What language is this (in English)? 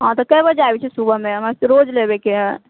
Maithili